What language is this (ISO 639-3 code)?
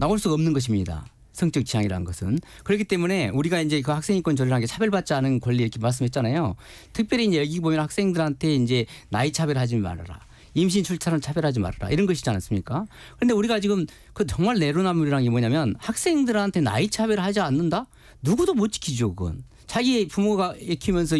kor